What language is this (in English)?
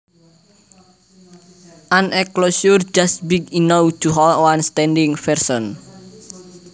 Javanese